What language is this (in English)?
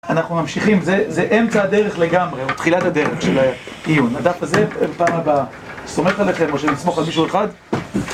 Hebrew